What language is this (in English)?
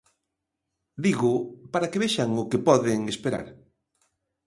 Galician